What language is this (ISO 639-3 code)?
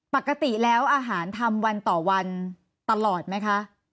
tha